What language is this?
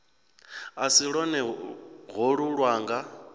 Venda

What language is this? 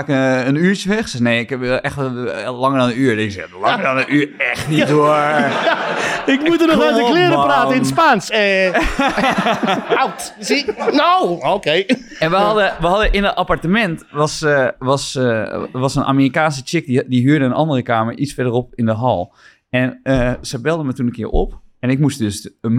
Dutch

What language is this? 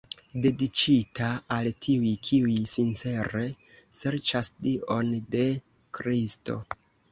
Esperanto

